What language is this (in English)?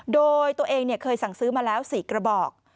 Thai